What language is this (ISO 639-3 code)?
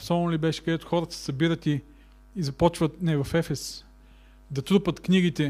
bul